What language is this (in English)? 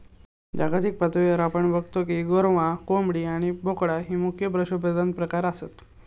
Marathi